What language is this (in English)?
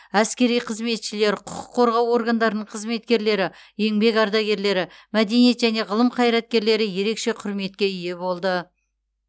Kazakh